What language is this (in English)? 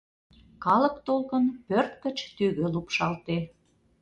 Mari